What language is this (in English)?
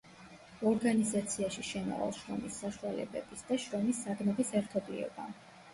Georgian